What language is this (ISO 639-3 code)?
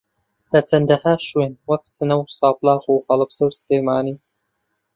ckb